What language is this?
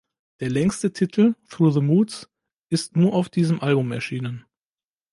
German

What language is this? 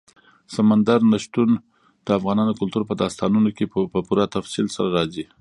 Pashto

